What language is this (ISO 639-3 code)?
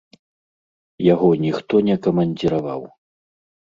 bel